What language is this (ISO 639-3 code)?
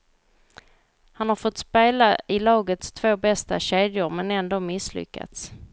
swe